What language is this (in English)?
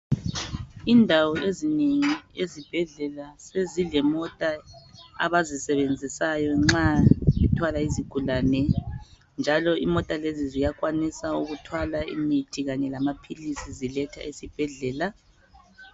North Ndebele